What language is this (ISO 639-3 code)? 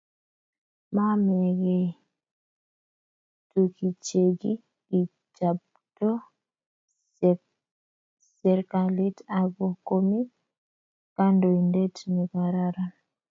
kln